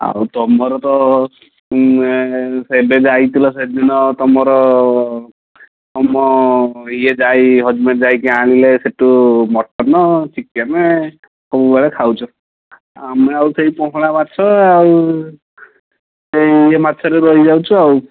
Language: Odia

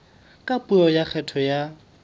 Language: Southern Sotho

